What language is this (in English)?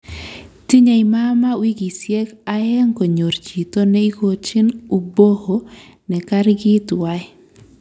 Kalenjin